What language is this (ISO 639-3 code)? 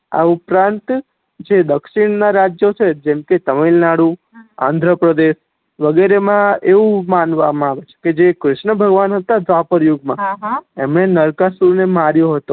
guj